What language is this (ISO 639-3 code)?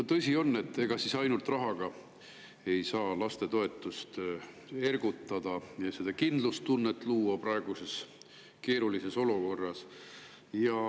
est